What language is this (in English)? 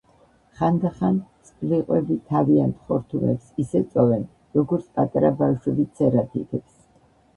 Georgian